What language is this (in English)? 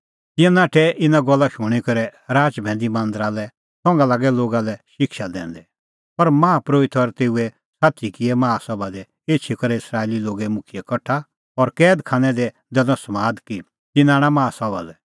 Kullu Pahari